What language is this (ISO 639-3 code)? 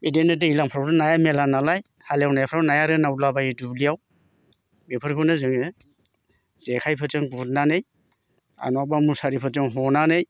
brx